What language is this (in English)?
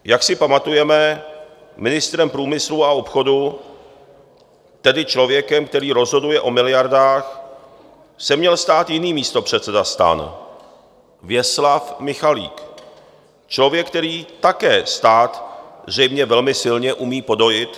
Czech